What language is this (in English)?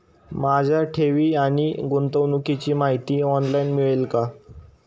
Marathi